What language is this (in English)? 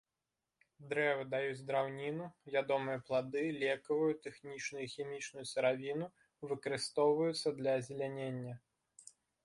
Belarusian